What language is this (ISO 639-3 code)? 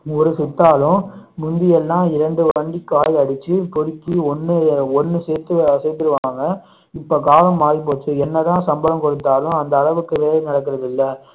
tam